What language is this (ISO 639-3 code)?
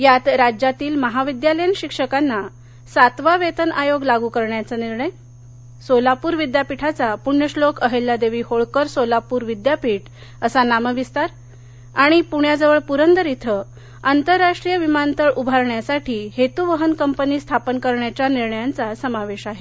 mar